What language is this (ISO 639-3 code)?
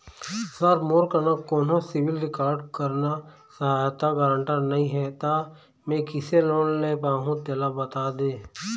hne